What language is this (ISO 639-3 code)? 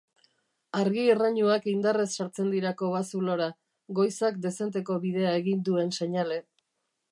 eus